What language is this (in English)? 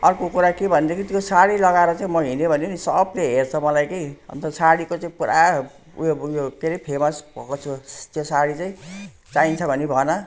Nepali